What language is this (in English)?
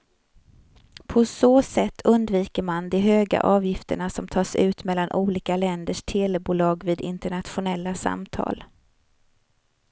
Swedish